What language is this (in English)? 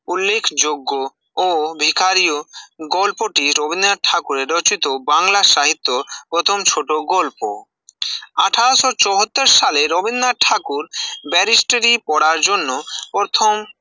Bangla